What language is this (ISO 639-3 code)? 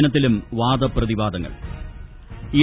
mal